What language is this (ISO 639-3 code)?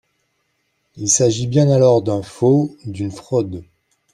fra